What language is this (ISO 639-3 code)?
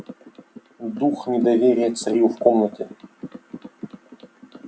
rus